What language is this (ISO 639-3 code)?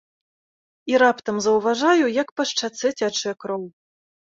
bel